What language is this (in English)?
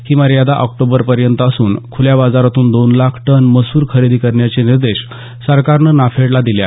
Marathi